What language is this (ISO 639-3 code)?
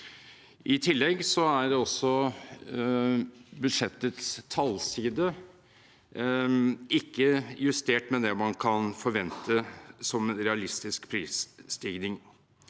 nor